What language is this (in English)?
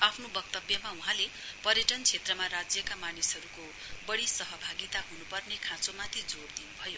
Nepali